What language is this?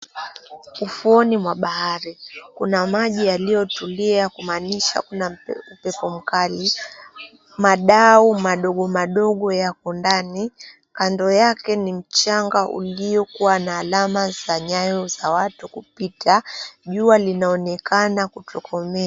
Swahili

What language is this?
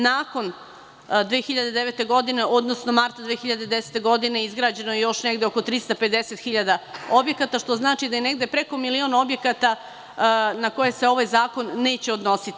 Serbian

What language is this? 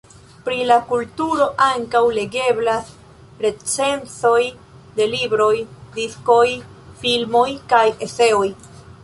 Esperanto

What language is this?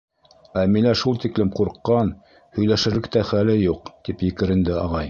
Bashkir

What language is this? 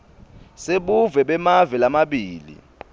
Swati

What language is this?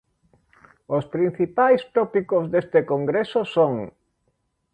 Galician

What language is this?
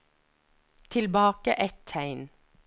Norwegian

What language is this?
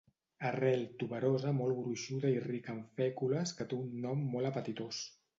Catalan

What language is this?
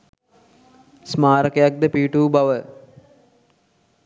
Sinhala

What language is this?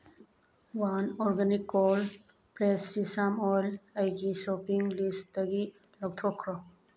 Manipuri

